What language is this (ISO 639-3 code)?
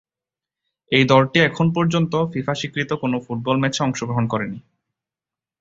ben